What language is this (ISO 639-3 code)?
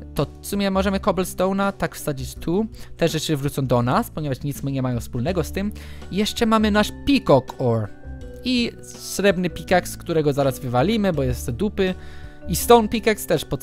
pol